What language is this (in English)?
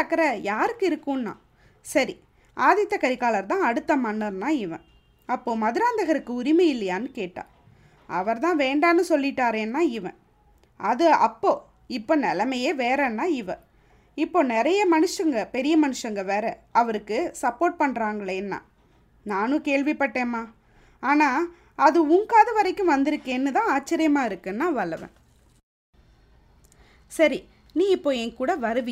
Tamil